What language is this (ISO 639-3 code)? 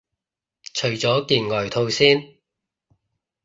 yue